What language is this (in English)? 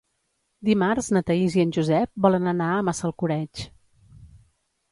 Catalan